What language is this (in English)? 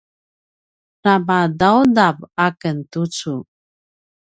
Paiwan